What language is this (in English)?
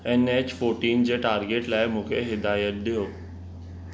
Sindhi